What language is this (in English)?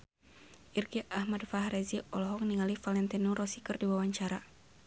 Sundanese